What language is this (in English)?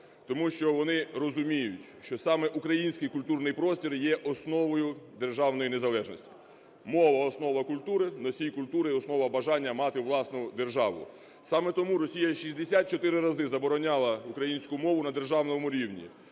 Ukrainian